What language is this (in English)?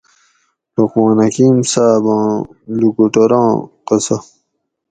Gawri